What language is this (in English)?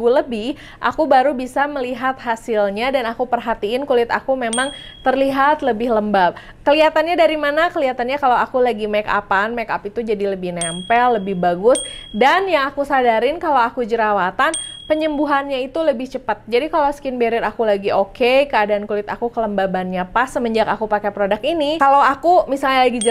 Indonesian